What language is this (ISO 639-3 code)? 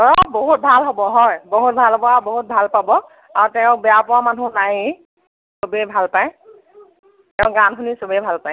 asm